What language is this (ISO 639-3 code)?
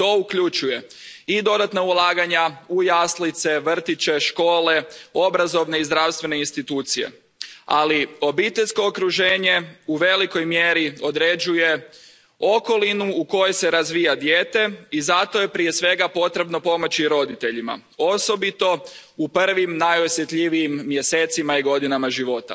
hrv